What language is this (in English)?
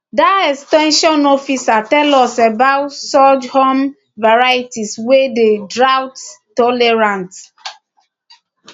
Nigerian Pidgin